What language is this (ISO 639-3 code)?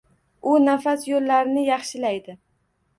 uzb